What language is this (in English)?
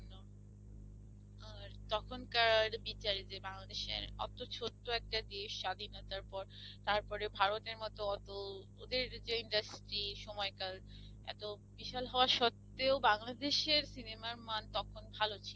Bangla